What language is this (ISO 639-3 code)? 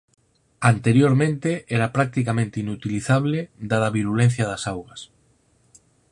glg